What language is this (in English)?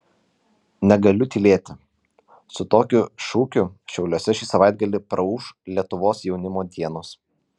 Lithuanian